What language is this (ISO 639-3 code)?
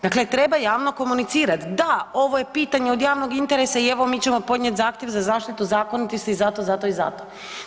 hrv